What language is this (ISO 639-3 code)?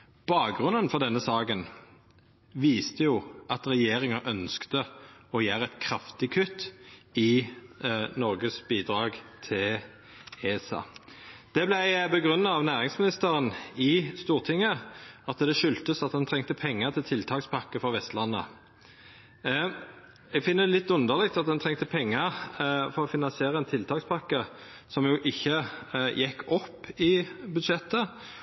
nno